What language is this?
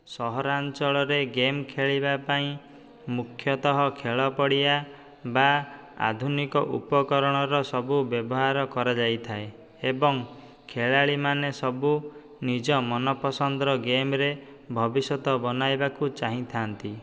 Odia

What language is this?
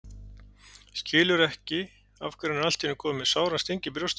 Icelandic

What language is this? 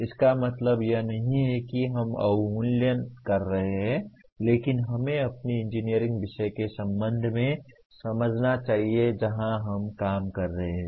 Hindi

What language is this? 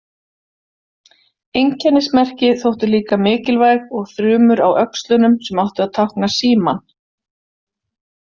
Icelandic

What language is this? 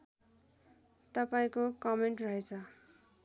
Nepali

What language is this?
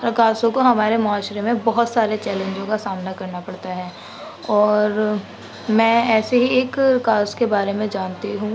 Urdu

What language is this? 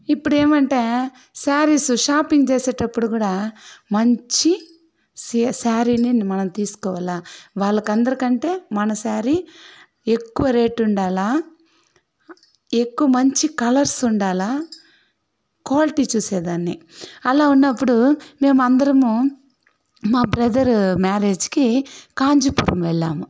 Telugu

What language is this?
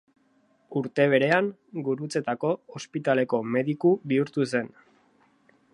Basque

